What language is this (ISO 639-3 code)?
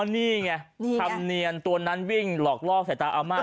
tha